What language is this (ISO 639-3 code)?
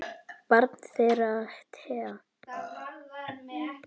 isl